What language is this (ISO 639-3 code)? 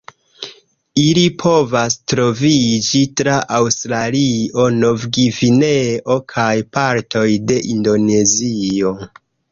epo